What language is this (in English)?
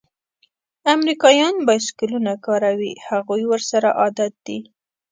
Pashto